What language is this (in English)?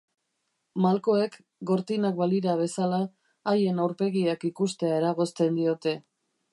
Basque